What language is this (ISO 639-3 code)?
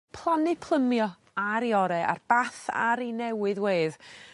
cym